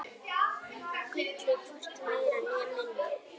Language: Icelandic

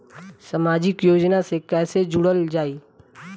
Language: Bhojpuri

